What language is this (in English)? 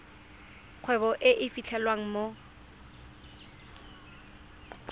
Tswana